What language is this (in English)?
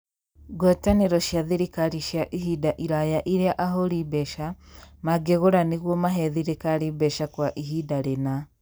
Kikuyu